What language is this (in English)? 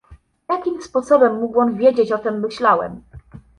Polish